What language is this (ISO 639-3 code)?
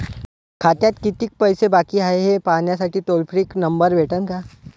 mar